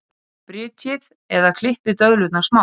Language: Icelandic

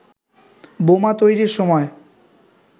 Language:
Bangla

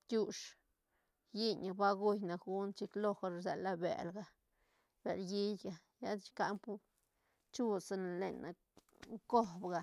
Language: Santa Catarina Albarradas Zapotec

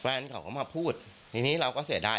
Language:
Thai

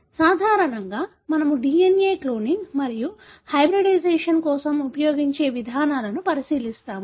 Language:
Telugu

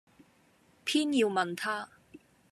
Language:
Cantonese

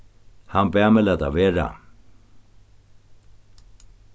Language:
Faroese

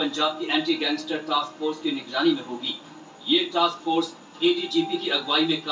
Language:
Hindi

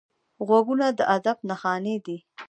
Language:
Pashto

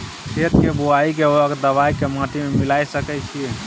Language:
Maithili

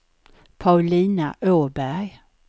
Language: Swedish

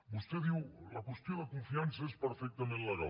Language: Catalan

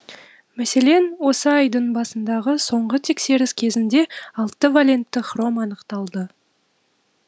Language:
Kazakh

